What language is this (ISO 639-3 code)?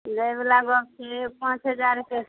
mai